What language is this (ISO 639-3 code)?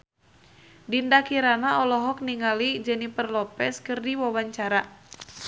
sun